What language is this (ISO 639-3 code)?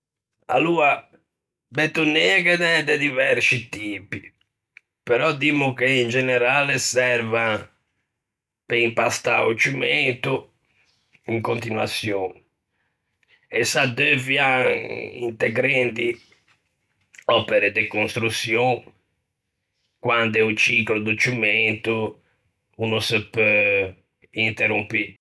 lij